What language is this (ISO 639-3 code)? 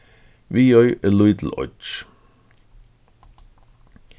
fao